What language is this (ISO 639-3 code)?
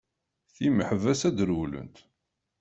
kab